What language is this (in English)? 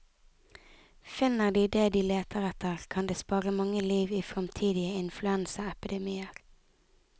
Norwegian